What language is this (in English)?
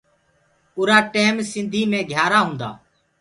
Gurgula